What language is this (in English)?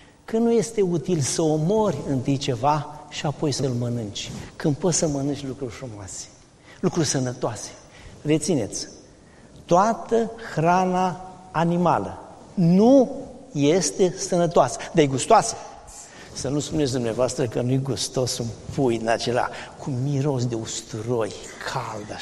Romanian